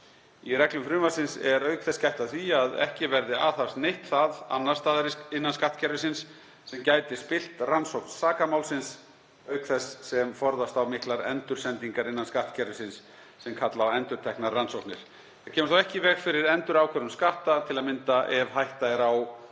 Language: Icelandic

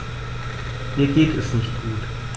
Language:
German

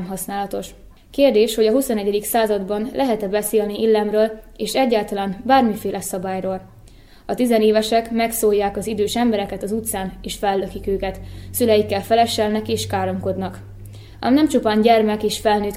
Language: Hungarian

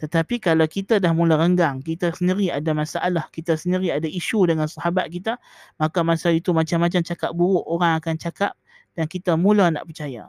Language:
Malay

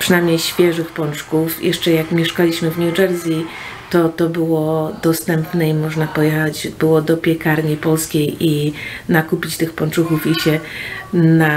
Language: Polish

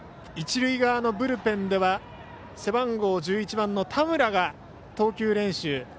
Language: Japanese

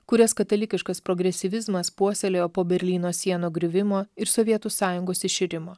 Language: Lithuanian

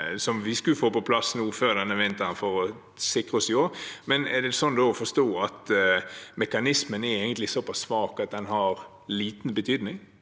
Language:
Norwegian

